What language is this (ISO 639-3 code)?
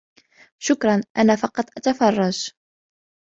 ara